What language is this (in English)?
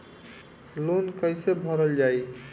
Bhojpuri